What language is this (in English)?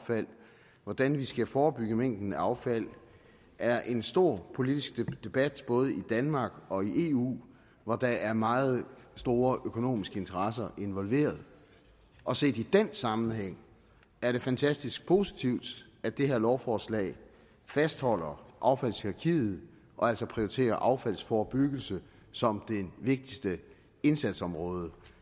Danish